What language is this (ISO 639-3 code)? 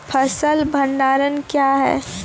mai